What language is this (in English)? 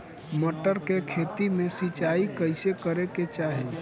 Bhojpuri